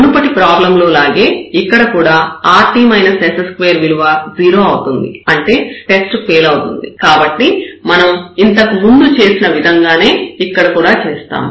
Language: Telugu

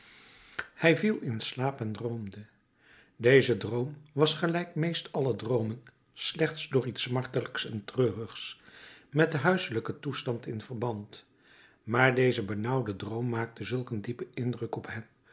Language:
Dutch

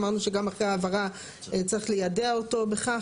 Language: Hebrew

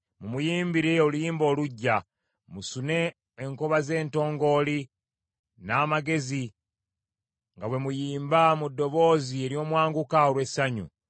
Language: Ganda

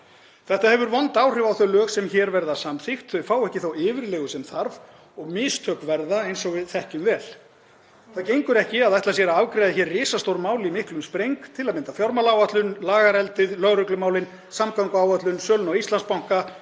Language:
Icelandic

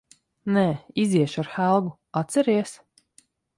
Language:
Latvian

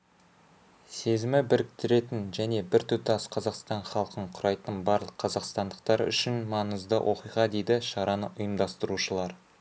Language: Kazakh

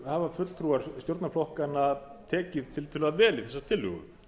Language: Icelandic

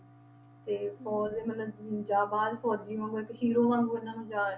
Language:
Punjabi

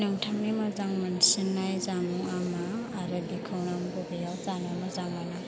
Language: Bodo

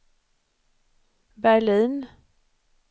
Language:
Swedish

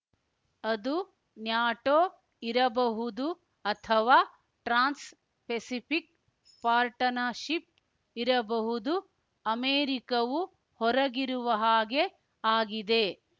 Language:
Kannada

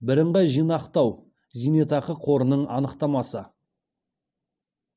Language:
Kazakh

